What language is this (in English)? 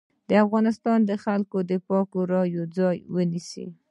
Pashto